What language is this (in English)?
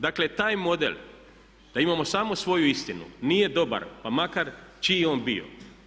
Croatian